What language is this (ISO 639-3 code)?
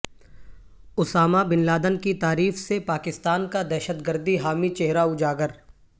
urd